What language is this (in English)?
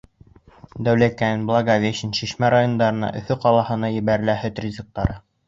Bashkir